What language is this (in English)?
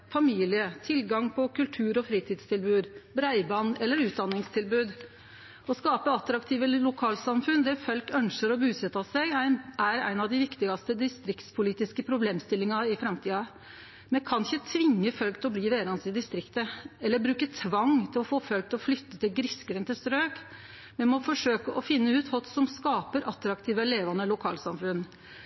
Norwegian Nynorsk